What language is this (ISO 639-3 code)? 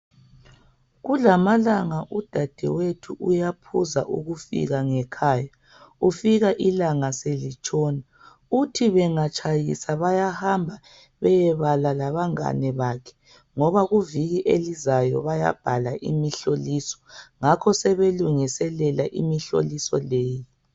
nde